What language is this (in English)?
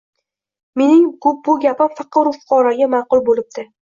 Uzbek